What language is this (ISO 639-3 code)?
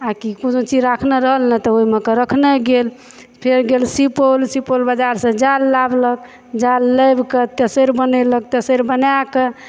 mai